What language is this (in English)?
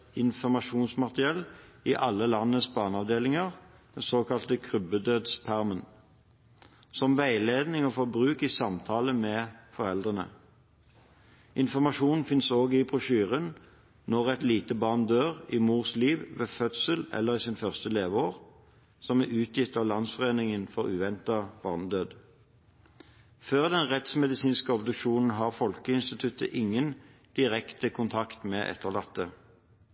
Norwegian Bokmål